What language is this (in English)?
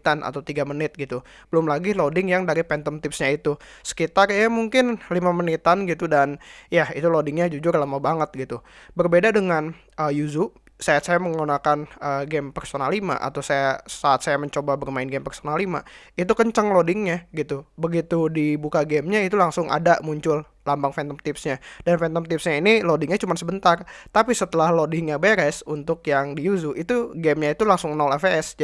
Indonesian